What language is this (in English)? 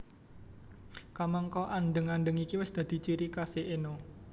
Javanese